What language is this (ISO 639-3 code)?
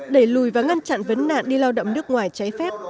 vie